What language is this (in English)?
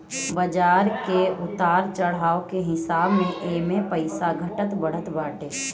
Bhojpuri